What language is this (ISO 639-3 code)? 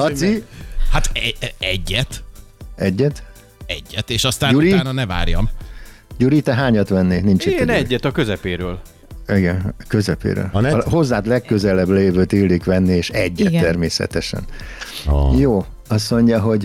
hun